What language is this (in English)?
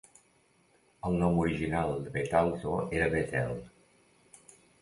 Catalan